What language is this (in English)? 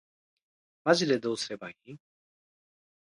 Japanese